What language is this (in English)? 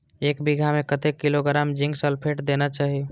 Maithili